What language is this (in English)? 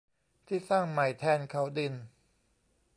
Thai